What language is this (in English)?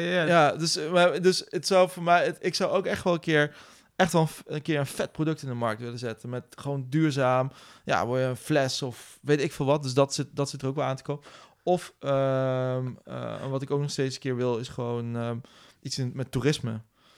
Dutch